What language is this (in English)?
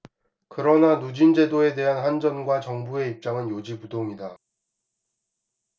Korean